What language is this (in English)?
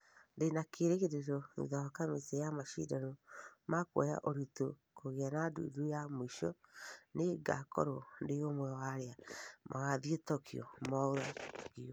Kikuyu